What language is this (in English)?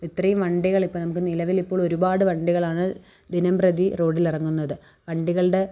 Malayalam